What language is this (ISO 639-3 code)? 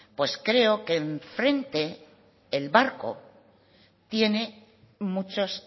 spa